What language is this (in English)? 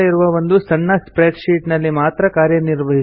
Kannada